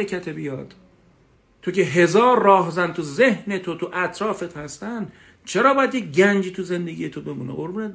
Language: Persian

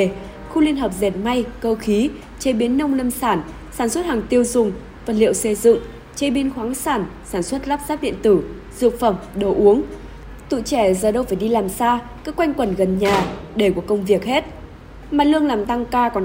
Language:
Vietnamese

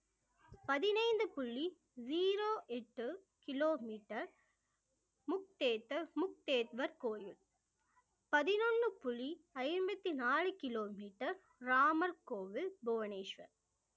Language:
Tamil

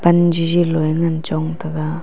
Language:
Wancho Naga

